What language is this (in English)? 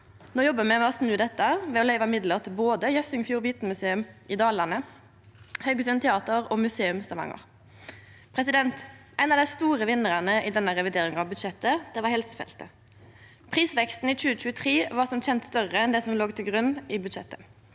Norwegian